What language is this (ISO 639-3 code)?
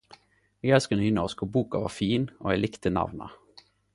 nno